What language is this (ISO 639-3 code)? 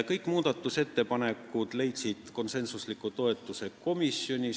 est